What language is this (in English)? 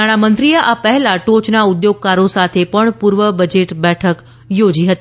Gujarati